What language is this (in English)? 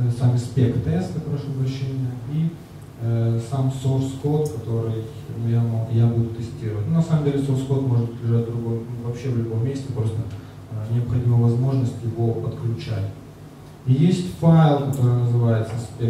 Russian